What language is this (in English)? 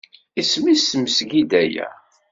Kabyle